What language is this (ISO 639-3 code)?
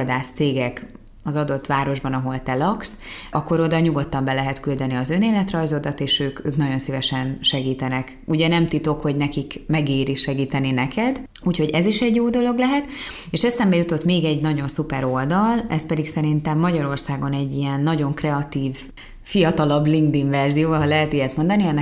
hun